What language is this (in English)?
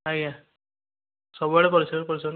Odia